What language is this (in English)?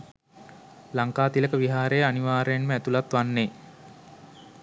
Sinhala